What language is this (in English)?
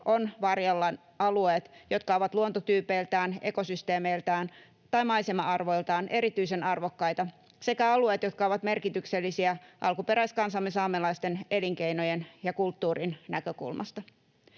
Finnish